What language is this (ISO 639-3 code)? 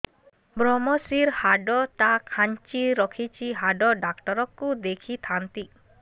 ori